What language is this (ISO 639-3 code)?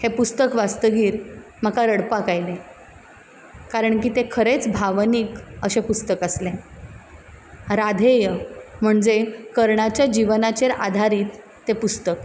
kok